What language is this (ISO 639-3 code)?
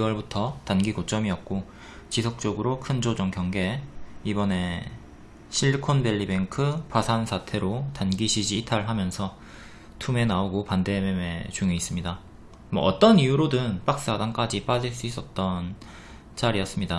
kor